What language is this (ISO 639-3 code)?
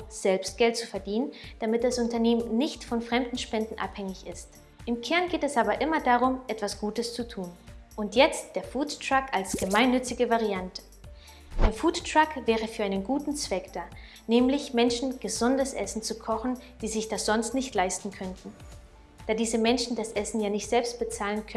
deu